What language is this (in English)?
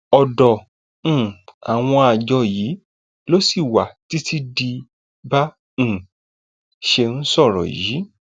Yoruba